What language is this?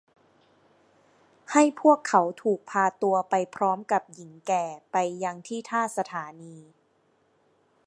Thai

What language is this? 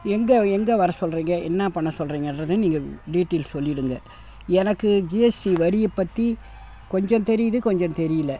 Tamil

